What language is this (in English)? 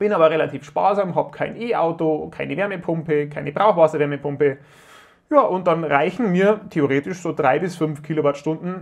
German